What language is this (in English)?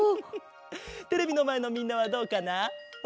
Japanese